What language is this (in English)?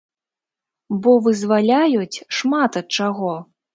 Belarusian